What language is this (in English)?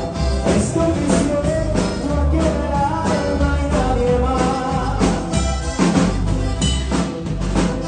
Arabic